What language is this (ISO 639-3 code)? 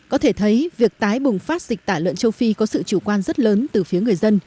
vie